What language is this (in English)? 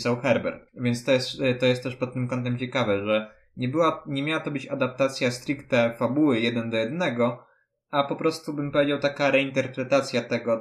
Polish